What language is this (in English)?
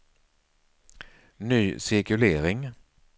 Swedish